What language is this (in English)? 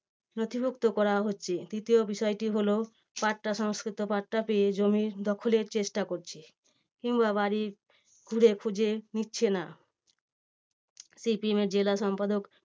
Bangla